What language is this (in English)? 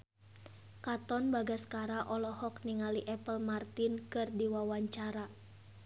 Sundanese